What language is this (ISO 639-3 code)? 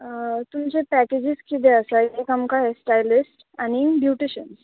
kok